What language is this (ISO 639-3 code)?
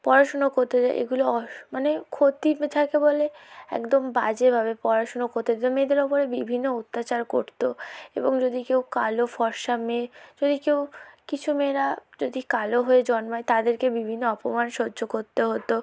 ben